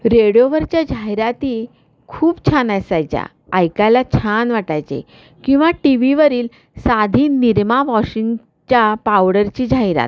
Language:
Marathi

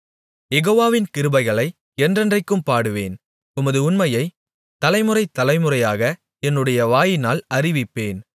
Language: Tamil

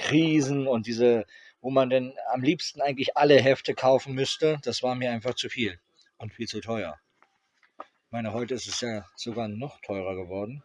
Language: German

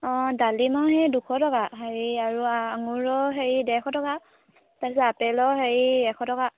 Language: Assamese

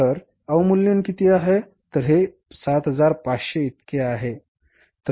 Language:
Marathi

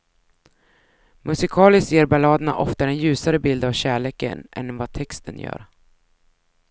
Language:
Swedish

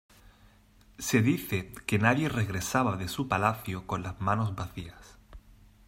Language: Spanish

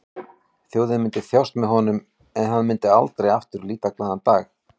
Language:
Icelandic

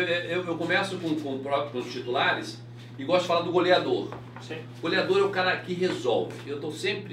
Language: Portuguese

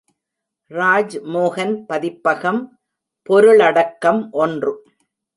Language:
Tamil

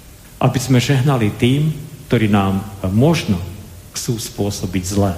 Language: Slovak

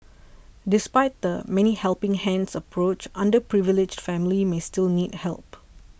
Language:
English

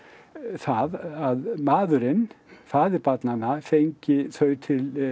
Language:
Icelandic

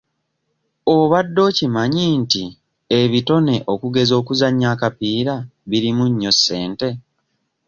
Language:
Ganda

